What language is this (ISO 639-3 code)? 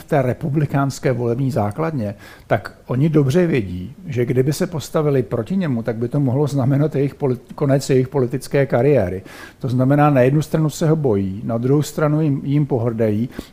ces